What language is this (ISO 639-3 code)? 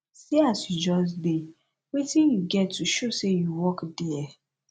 pcm